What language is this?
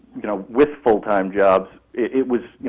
English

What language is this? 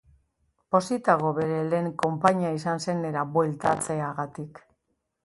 Basque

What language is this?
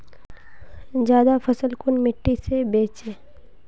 Magahi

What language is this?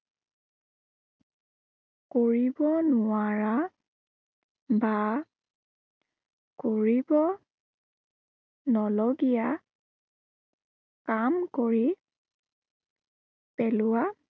Assamese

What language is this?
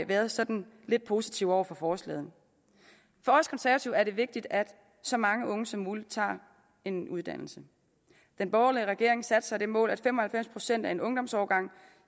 Danish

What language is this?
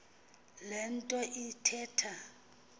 Xhosa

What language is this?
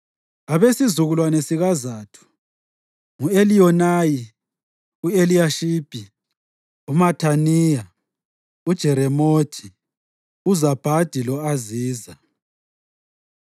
North Ndebele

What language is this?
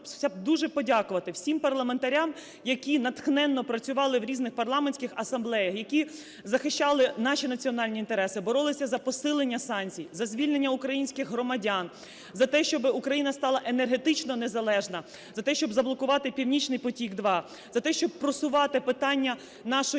Ukrainian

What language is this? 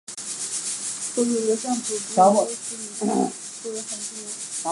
Chinese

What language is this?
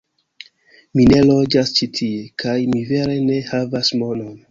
Esperanto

